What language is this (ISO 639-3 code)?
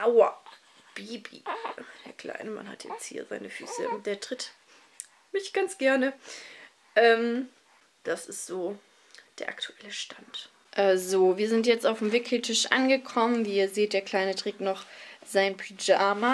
deu